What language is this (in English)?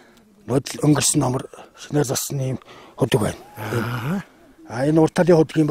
Turkish